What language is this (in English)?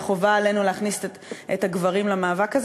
Hebrew